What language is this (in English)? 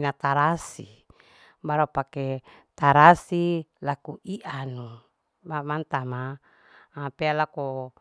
Larike-Wakasihu